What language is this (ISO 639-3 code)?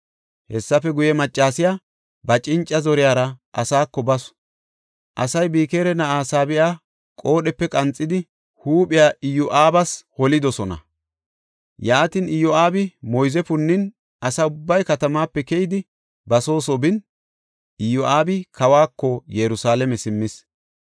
gof